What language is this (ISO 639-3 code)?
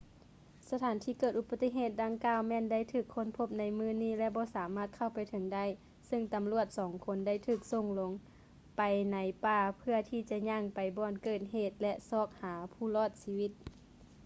lao